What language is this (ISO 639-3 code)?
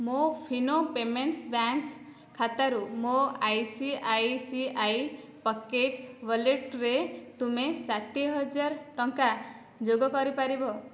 ori